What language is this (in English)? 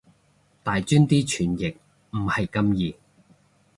Cantonese